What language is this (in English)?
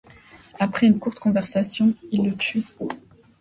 French